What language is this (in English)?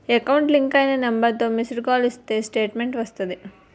Telugu